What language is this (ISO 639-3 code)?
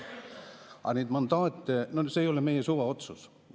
est